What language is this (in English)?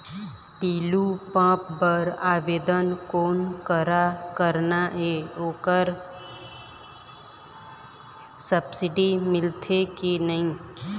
Chhattisgarhi